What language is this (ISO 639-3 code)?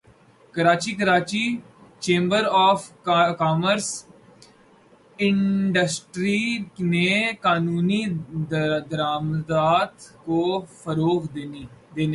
urd